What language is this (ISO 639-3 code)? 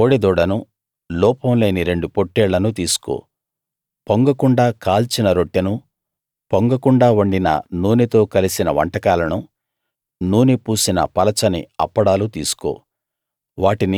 tel